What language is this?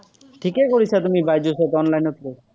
Assamese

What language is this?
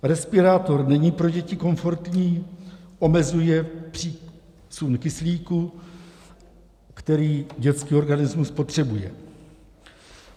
Czech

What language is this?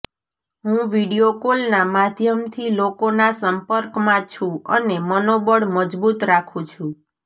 Gujarati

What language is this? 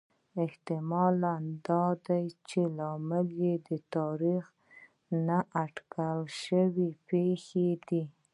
Pashto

